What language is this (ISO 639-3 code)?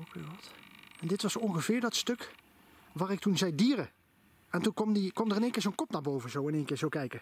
nld